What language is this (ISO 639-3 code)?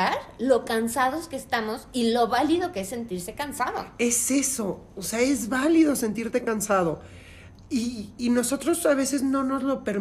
spa